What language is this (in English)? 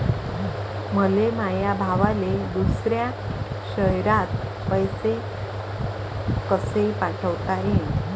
Marathi